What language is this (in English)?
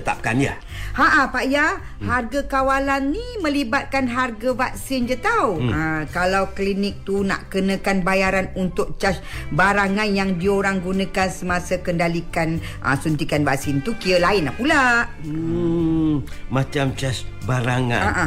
Malay